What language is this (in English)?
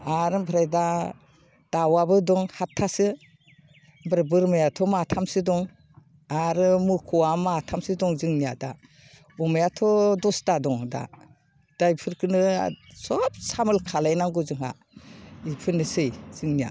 Bodo